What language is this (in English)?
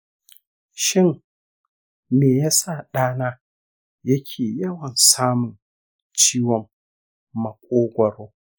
Hausa